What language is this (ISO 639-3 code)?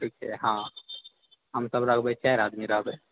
mai